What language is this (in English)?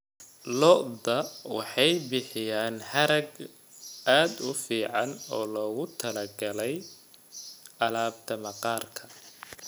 Somali